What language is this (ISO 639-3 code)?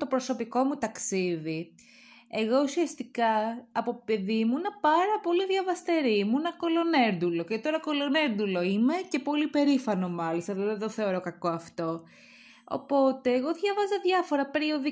ell